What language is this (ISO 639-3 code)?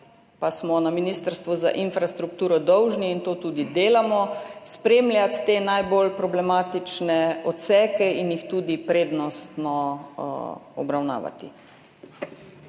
slv